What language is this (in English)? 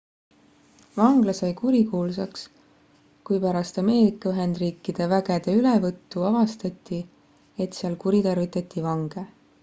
Estonian